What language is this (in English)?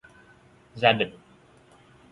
Vietnamese